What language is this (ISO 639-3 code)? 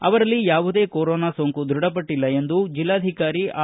kan